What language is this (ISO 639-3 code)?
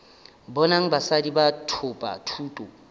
nso